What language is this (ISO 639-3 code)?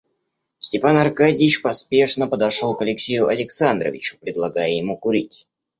rus